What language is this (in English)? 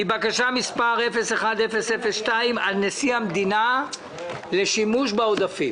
Hebrew